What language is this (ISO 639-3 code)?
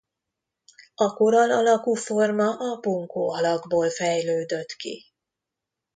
hun